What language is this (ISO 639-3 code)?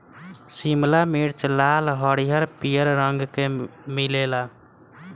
bho